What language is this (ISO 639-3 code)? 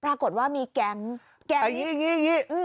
tha